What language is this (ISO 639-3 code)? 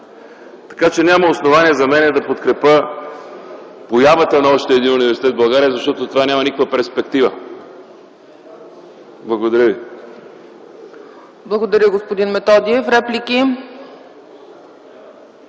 bul